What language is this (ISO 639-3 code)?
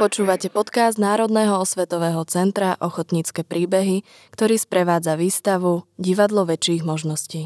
slk